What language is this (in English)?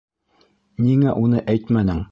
Bashkir